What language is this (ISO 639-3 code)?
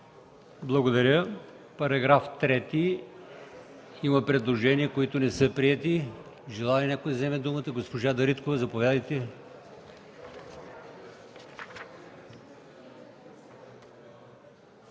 bul